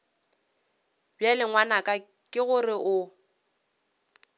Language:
Northern Sotho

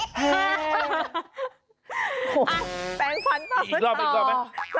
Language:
Thai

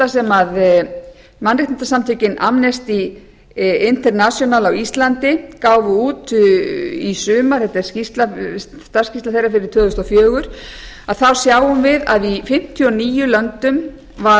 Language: Icelandic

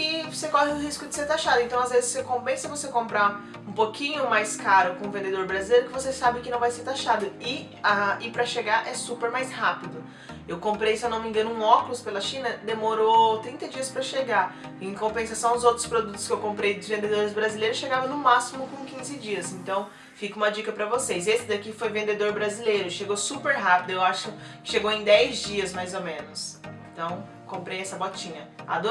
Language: Portuguese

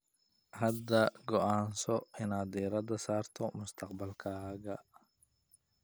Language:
Somali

